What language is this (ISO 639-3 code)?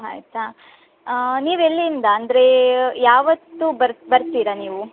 kan